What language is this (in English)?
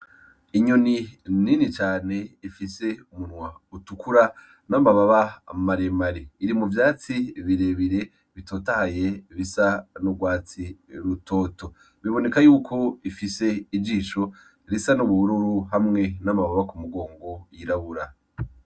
Rundi